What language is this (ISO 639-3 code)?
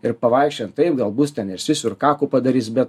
lit